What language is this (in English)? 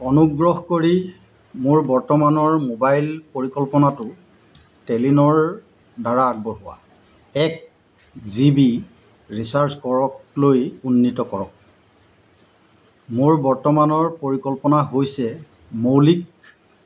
Assamese